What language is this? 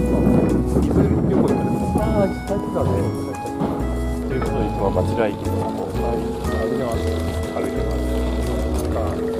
Japanese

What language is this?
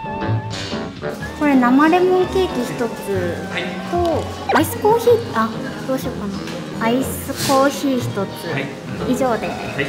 Japanese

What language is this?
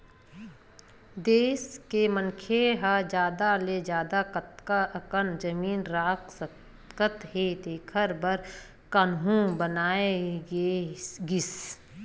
Chhattisgarhi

